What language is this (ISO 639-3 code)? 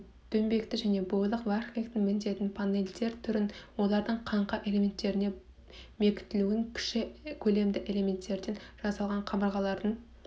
kaz